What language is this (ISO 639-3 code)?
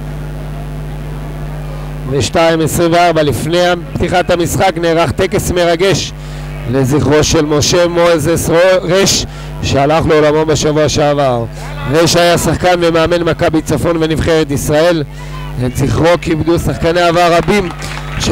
heb